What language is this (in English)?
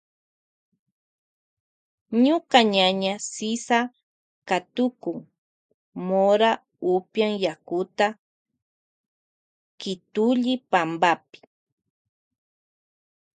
Loja Highland Quichua